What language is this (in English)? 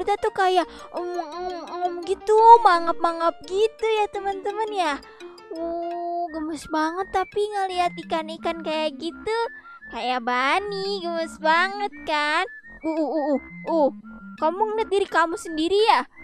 Indonesian